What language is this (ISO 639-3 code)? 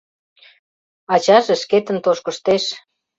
chm